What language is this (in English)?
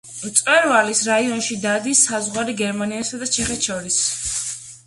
Georgian